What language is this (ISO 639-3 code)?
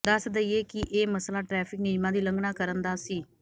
pan